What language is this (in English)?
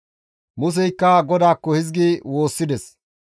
Gamo